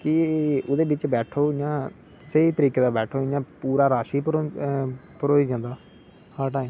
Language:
Dogri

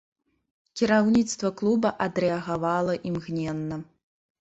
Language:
Belarusian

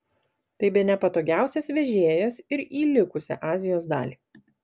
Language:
Lithuanian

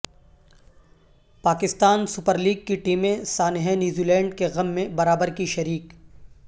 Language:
Urdu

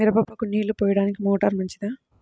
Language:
Telugu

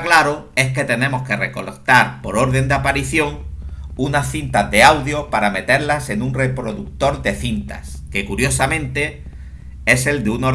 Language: Spanish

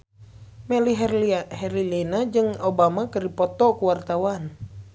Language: Sundanese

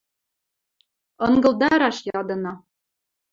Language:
Western Mari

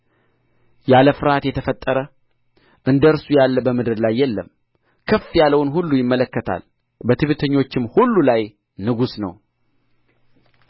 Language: Amharic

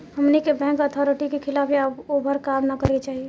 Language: Bhojpuri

